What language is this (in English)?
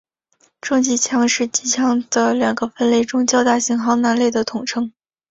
Chinese